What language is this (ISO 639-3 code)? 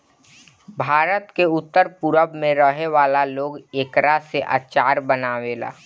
bho